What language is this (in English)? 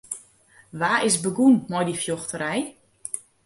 Western Frisian